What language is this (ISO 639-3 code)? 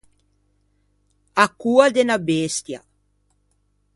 lij